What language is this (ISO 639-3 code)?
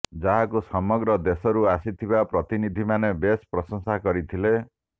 ori